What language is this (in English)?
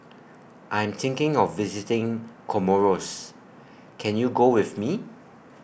English